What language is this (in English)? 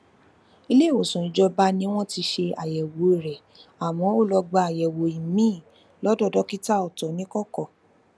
Yoruba